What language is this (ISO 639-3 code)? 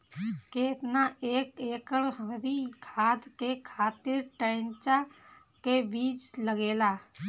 bho